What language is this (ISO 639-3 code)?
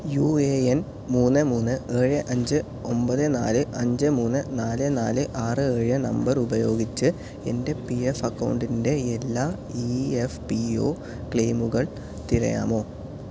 mal